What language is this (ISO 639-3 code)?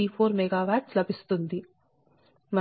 tel